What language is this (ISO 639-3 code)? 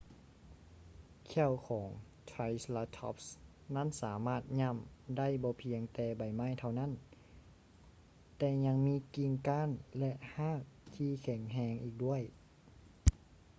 lao